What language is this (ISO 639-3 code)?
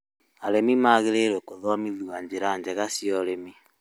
kik